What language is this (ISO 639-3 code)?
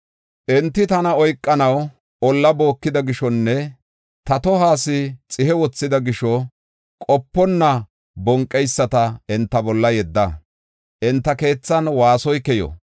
gof